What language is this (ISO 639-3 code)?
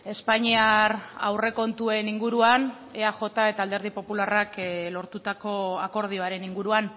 eus